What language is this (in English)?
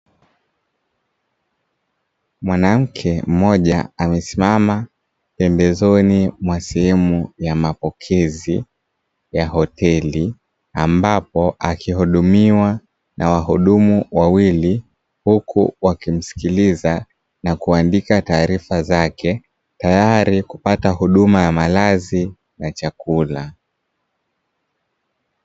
Swahili